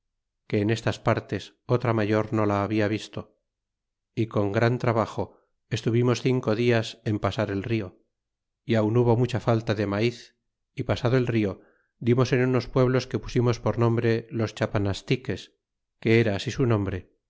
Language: Spanish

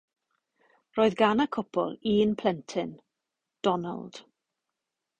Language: Welsh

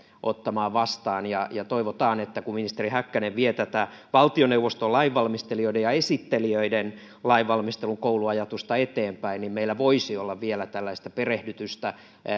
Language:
Finnish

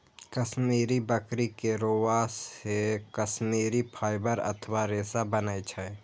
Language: Maithili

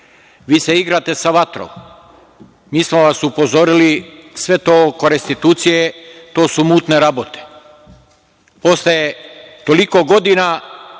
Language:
Serbian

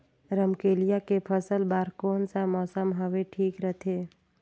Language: Chhattisgarhi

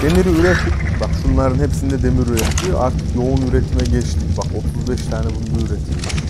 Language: Turkish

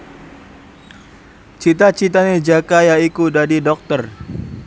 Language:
Javanese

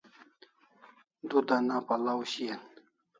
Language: Kalasha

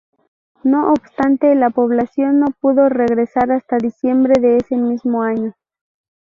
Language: Spanish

